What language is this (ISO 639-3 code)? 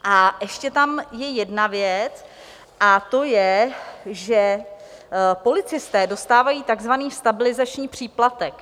ces